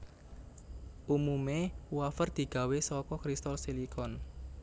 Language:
Javanese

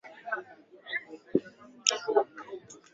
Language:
Swahili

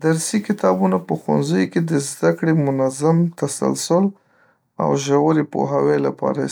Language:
Pashto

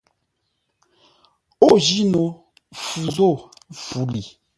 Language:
Ngombale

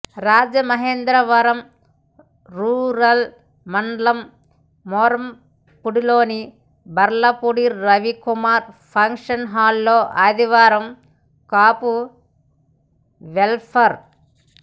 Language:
Telugu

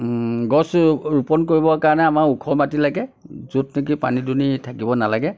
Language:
Assamese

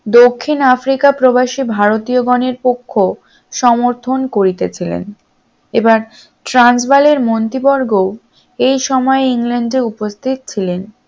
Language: Bangla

